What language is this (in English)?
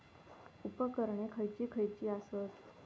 Marathi